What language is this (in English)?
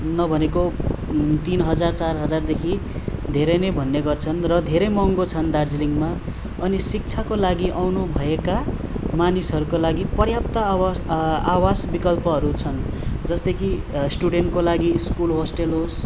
Nepali